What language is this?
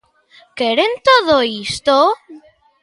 Galician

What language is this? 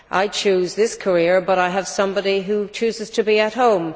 English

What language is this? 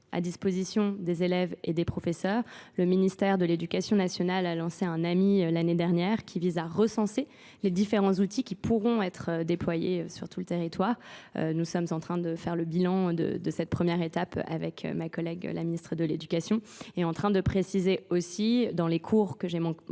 French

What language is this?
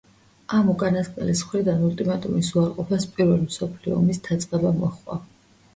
Georgian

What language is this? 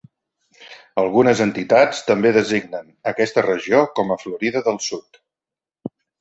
Catalan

